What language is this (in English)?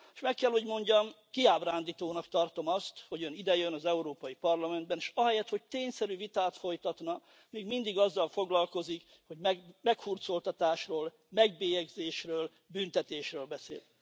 Hungarian